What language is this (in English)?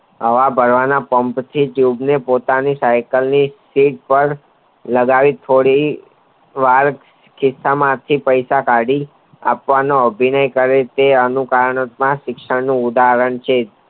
Gujarati